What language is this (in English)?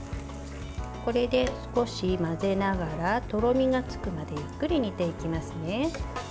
Japanese